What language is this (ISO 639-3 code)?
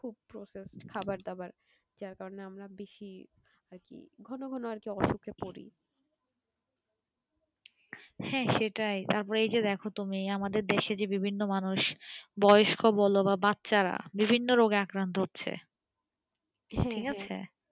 ben